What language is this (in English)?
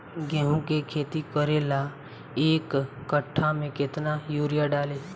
Bhojpuri